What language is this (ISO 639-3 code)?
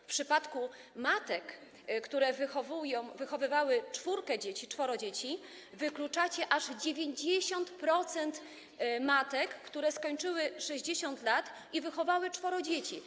pol